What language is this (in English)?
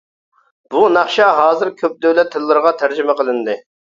Uyghur